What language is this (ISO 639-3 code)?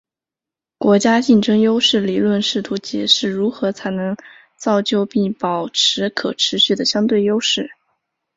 zho